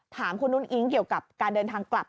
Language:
Thai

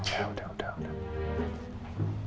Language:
Indonesian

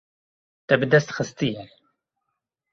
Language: Kurdish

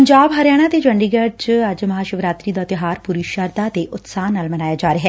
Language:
Punjabi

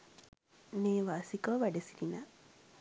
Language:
Sinhala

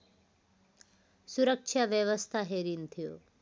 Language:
Nepali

